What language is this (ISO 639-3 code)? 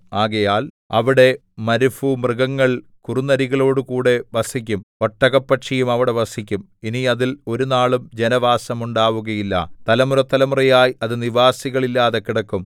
mal